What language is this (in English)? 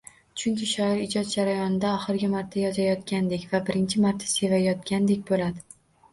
Uzbek